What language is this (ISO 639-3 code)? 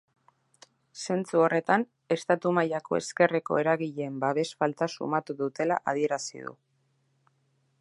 eus